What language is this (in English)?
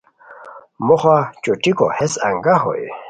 Khowar